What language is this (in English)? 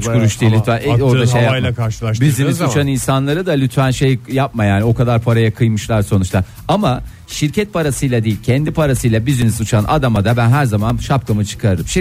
Turkish